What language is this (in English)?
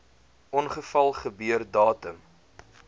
Afrikaans